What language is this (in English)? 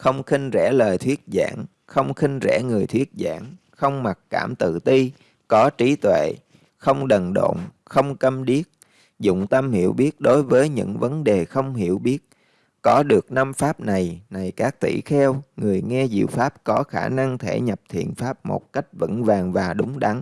Vietnamese